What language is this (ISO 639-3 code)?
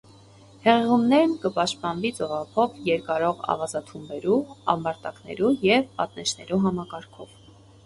hye